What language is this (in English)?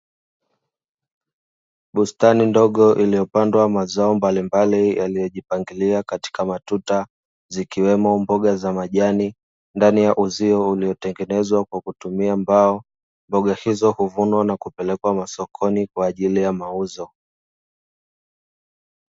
Swahili